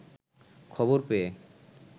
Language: Bangla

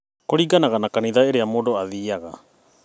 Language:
Kikuyu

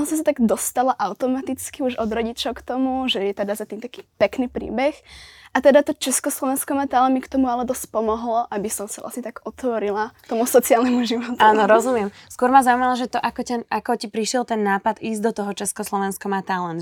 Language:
Slovak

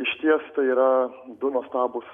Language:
Lithuanian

